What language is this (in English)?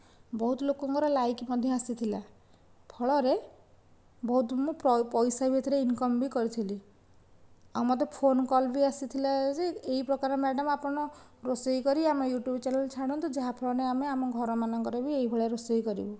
Odia